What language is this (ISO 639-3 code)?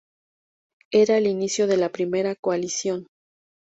spa